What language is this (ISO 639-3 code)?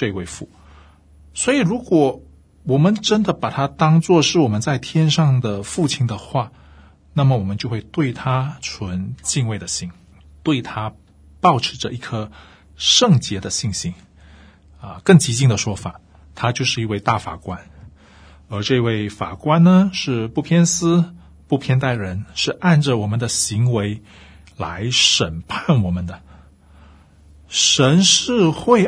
zho